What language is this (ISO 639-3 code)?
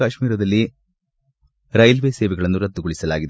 kan